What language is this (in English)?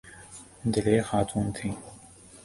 Urdu